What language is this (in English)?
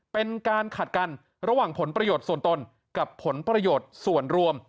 Thai